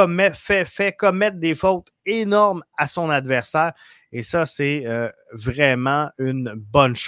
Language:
French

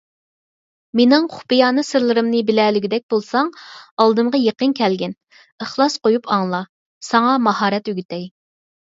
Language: Uyghur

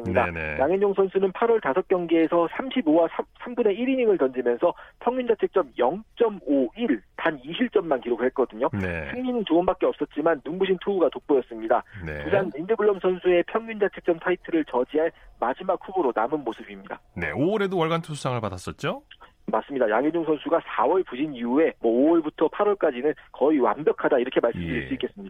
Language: Korean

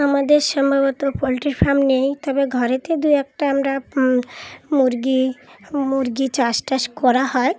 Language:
Bangla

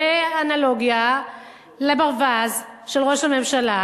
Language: Hebrew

